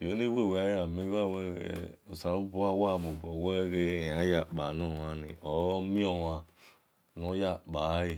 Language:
Esan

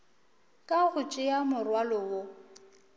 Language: Northern Sotho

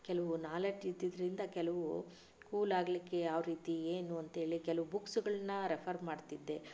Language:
Kannada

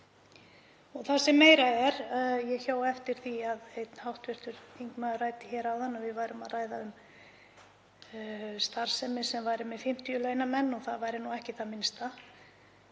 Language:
Icelandic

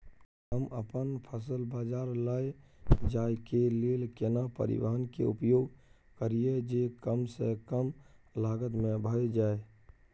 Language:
Maithili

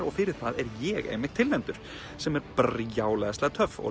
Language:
Icelandic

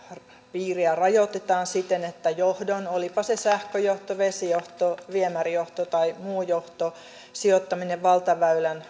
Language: Finnish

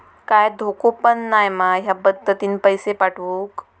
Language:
Marathi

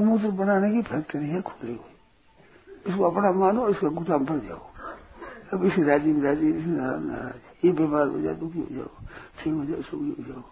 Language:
Hindi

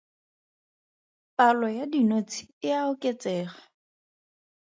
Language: Tswana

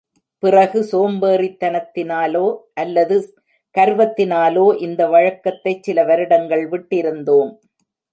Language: Tamil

